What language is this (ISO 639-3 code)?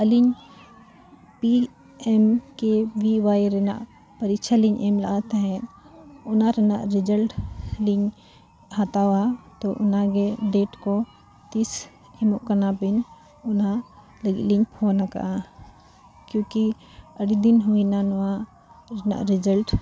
sat